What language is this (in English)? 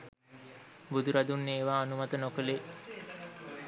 Sinhala